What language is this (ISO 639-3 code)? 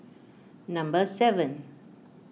eng